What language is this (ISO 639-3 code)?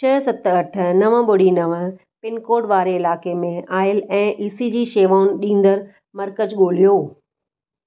snd